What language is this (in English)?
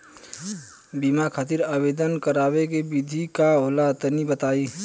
Bhojpuri